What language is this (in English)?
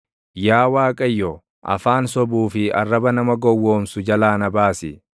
Oromo